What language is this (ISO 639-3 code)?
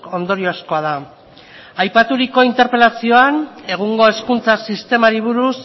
eus